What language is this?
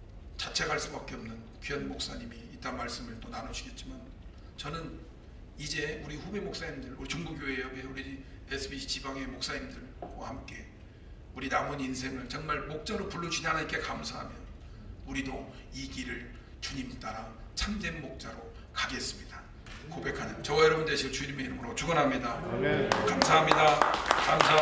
Korean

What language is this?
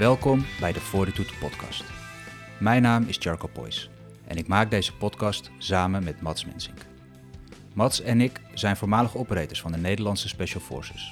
Dutch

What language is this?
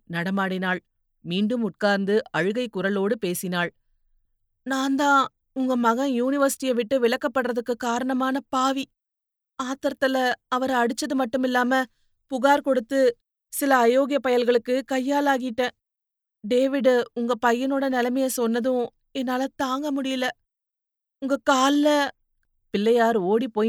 Tamil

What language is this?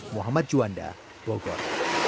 Indonesian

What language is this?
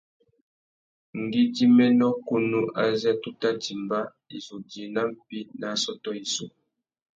Tuki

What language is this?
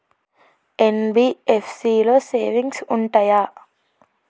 Telugu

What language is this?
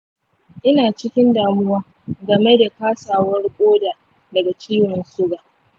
Hausa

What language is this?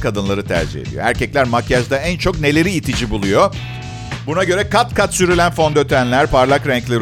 Turkish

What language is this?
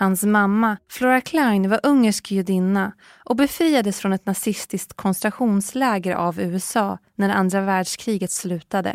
Swedish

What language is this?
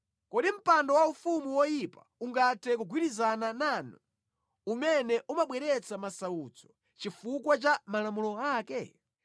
Nyanja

